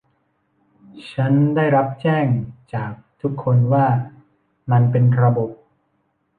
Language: Thai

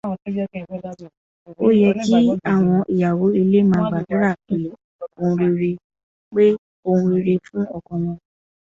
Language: Yoruba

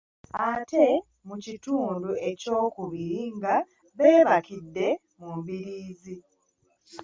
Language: Ganda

